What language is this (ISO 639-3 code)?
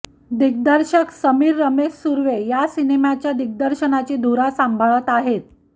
mar